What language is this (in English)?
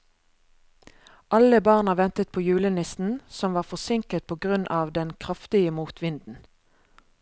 Norwegian